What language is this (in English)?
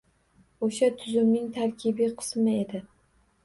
Uzbek